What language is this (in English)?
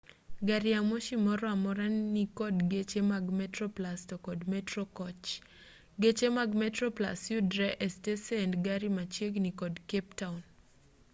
Luo (Kenya and Tanzania)